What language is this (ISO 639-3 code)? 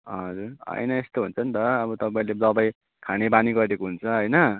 nep